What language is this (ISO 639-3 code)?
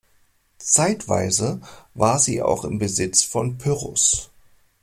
deu